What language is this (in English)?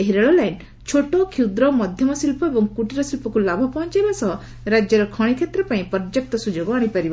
Odia